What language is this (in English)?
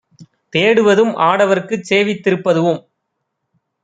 Tamil